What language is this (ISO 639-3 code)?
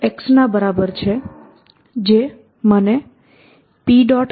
guj